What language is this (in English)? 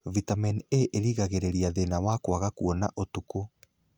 Kikuyu